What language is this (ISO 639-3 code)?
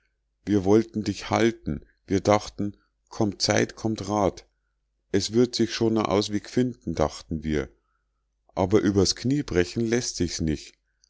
deu